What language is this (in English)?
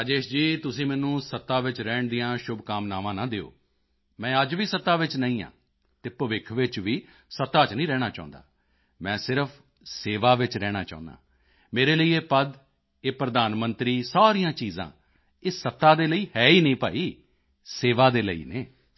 Punjabi